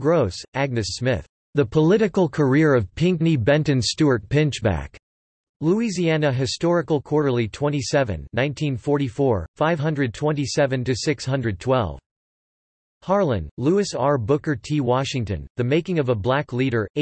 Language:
English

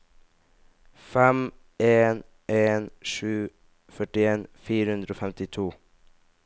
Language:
Norwegian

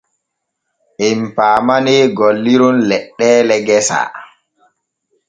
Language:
Borgu Fulfulde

